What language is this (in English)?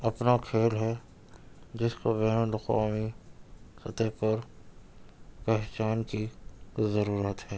Urdu